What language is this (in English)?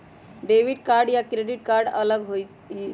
Magahi